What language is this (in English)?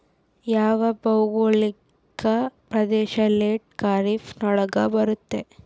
Kannada